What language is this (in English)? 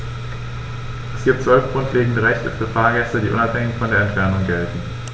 German